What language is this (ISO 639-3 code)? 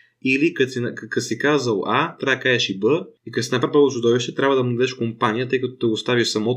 bul